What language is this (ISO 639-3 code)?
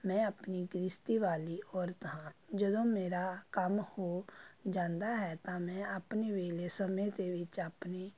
pan